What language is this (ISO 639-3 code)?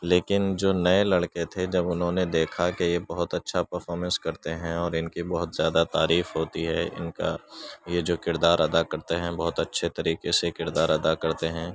urd